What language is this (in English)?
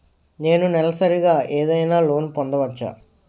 Telugu